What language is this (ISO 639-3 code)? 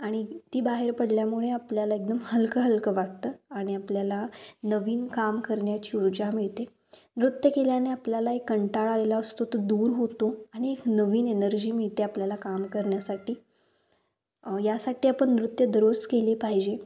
mar